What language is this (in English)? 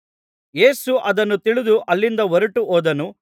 Kannada